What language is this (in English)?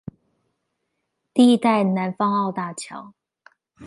Chinese